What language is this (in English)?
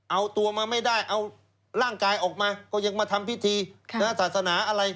Thai